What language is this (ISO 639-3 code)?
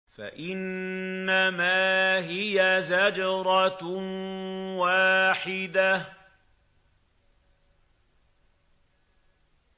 ara